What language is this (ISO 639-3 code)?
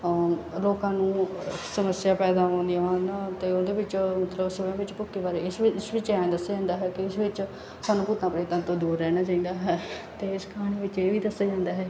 pan